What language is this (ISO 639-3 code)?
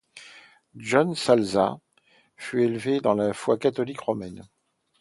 fra